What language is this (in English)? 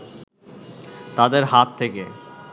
Bangla